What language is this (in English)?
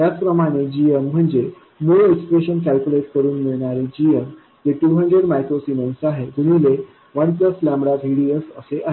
Marathi